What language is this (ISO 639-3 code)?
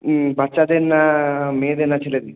ben